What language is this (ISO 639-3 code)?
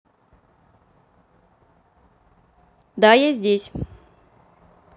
rus